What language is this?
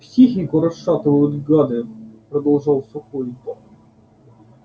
Russian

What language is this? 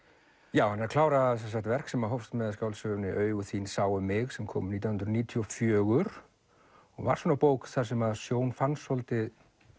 Icelandic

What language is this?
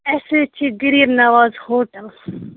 Kashmiri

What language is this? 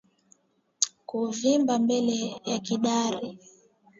Swahili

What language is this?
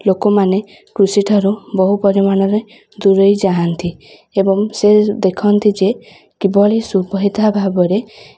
Odia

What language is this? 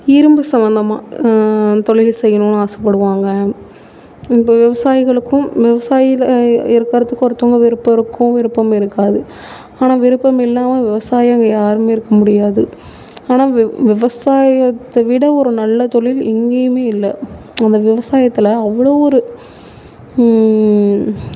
Tamil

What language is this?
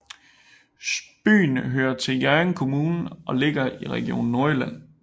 Danish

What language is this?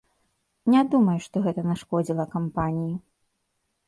Belarusian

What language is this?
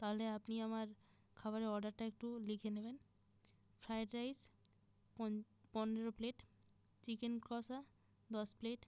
Bangla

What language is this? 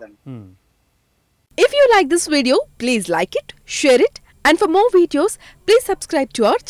Hindi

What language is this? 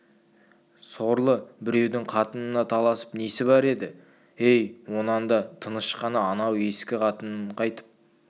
Kazakh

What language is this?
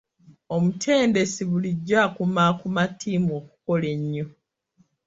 Ganda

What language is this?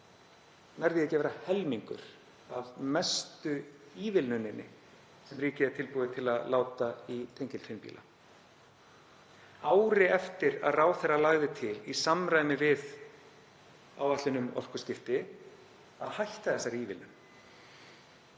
Icelandic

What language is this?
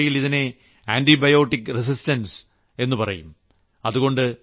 Malayalam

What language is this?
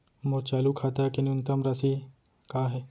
Chhattisgarhi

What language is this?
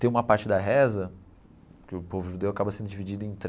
Portuguese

